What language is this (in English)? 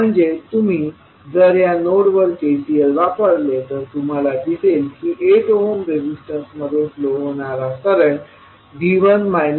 Marathi